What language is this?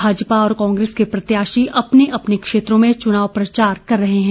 Hindi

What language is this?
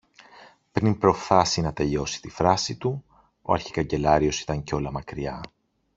Greek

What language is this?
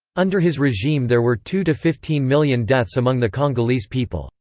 English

